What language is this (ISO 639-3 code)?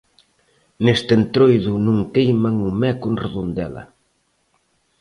glg